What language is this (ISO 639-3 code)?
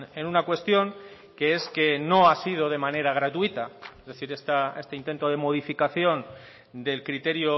spa